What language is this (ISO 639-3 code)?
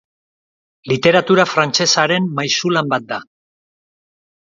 eus